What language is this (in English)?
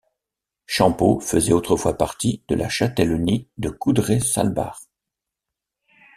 French